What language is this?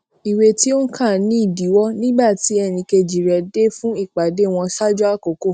Yoruba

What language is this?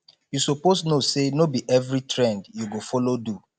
Nigerian Pidgin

